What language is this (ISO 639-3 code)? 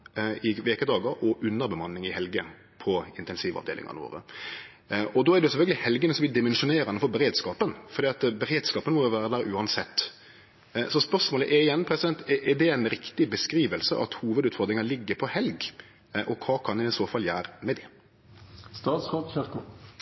nno